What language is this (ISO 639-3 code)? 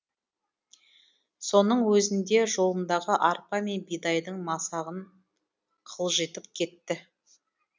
kaz